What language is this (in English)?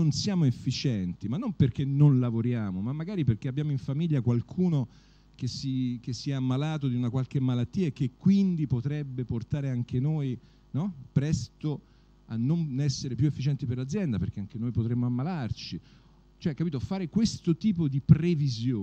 Italian